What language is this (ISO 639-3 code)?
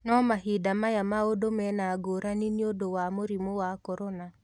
kik